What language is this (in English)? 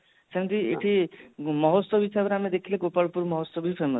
Odia